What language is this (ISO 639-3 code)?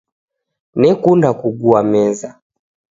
dav